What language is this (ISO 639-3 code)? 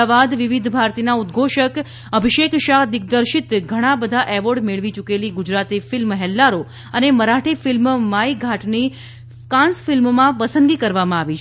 guj